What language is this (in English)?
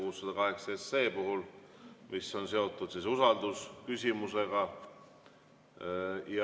Estonian